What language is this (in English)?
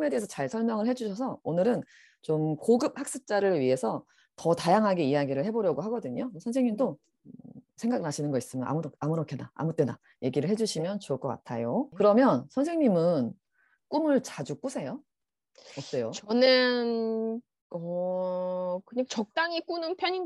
Korean